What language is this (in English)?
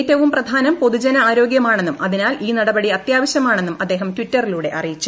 Malayalam